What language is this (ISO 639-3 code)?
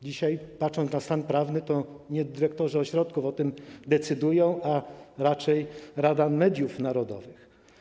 pol